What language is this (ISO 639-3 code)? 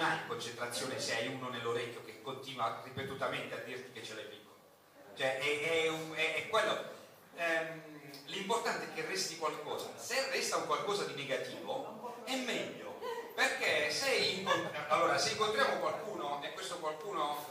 ita